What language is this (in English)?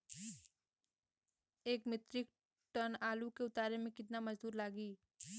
Bhojpuri